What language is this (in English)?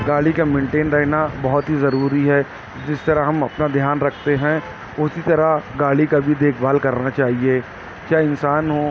Urdu